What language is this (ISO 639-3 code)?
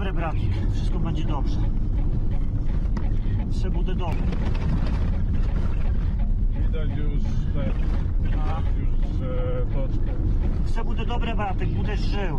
pol